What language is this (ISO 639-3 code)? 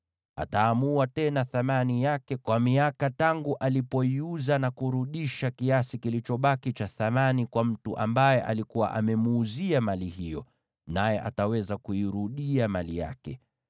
swa